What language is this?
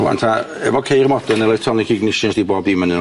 Welsh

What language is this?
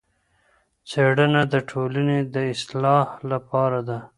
Pashto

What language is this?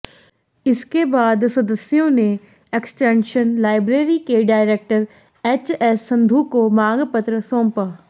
Hindi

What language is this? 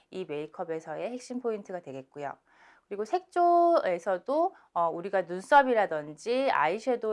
Korean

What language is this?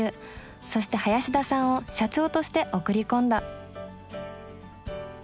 Japanese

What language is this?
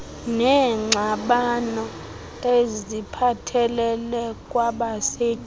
Xhosa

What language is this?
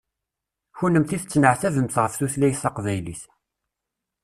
Kabyle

